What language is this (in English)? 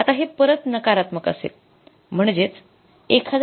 Marathi